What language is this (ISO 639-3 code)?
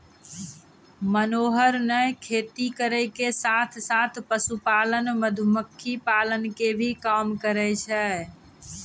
mai